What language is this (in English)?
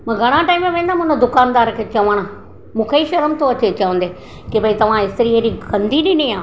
Sindhi